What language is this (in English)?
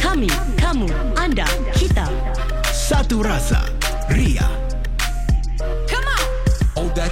Malay